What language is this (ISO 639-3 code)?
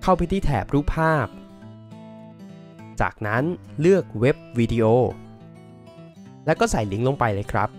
tha